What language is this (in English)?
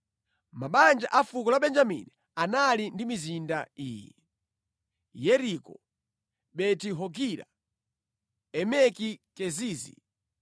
Nyanja